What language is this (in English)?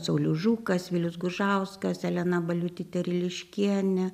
Lithuanian